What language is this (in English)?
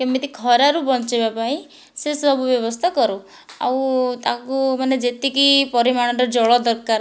Odia